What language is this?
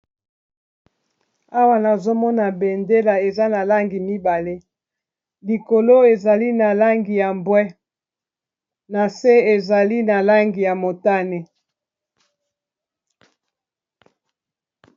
Lingala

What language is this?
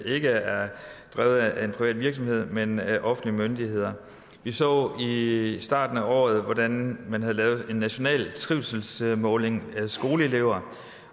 Danish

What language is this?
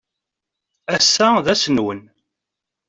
Kabyle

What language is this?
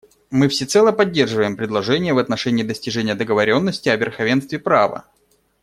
Russian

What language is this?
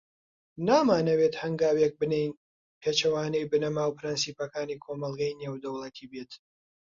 Central Kurdish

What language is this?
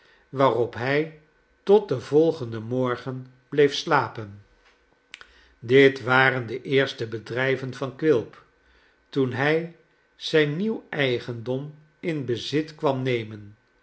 Dutch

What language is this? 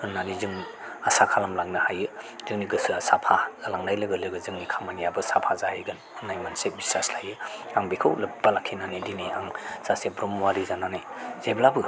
Bodo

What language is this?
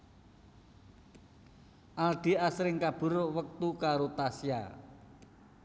Javanese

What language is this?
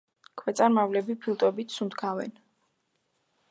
Georgian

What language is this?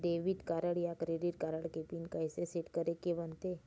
Chhattisgarhi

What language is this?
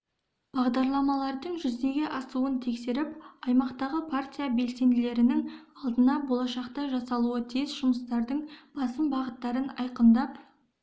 Kazakh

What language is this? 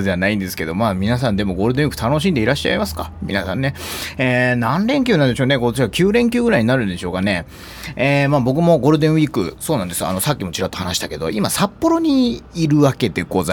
Japanese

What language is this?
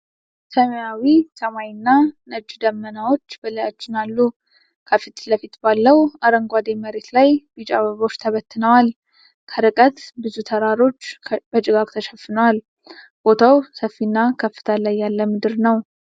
Amharic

